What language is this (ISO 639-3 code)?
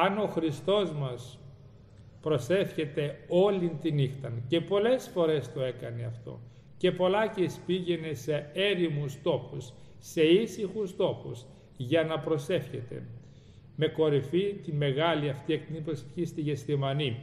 ell